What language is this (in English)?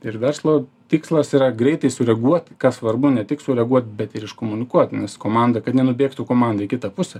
Lithuanian